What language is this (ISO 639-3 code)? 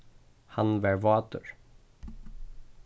fao